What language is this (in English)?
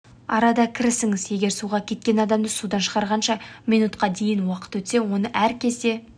Kazakh